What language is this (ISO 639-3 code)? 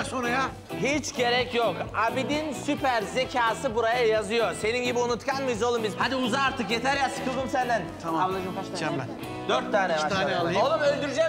tur